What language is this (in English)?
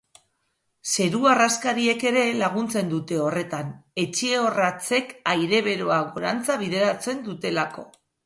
Basque